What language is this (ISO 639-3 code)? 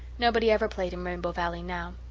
eng